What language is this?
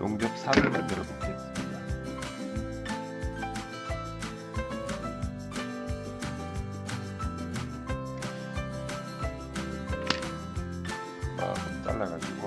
Korean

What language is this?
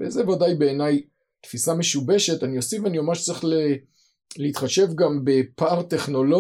Hebrew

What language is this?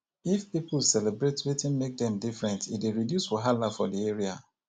Nigerian Pidgin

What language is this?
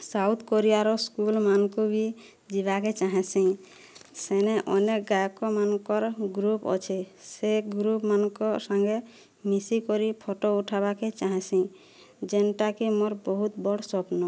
Odia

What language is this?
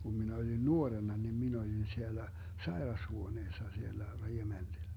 Finnish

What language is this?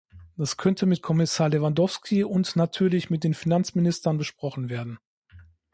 German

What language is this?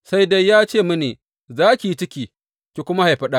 Hausa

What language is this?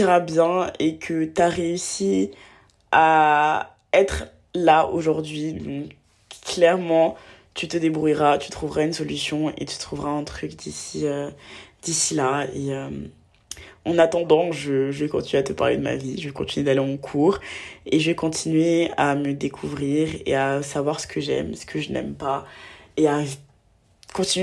French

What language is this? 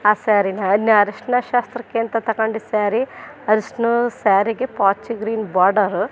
Kannada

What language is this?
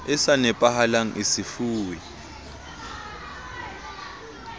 Southern Sotho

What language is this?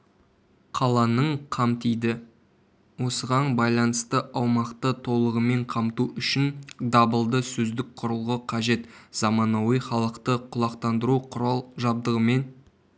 Kazakh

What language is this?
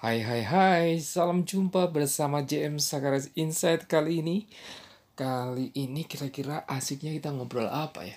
Indonesian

